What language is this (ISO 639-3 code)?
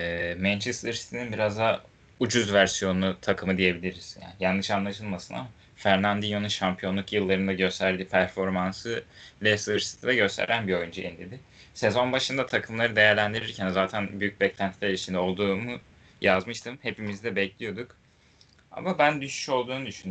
tur